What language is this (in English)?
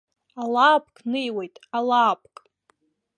Abkhazian